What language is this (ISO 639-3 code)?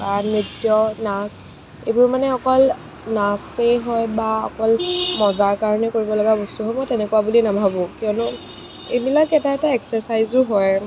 asm